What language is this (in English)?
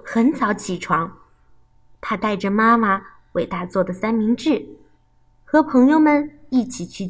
Chinese